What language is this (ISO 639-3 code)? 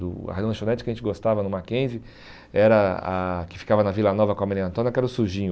por